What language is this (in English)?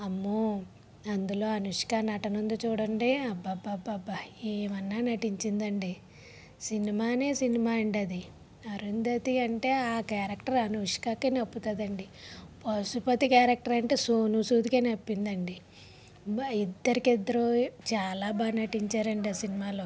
Telugu